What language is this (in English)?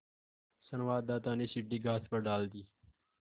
Hindi